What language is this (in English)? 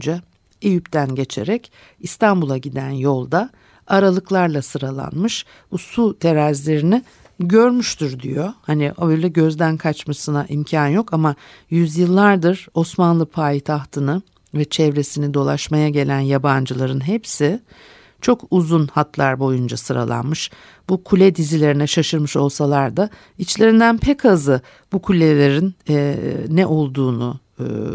Turkish